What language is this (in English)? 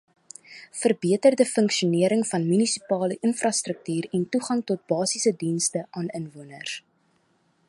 Afrikaans